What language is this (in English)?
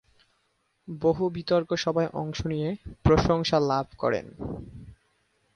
Bangla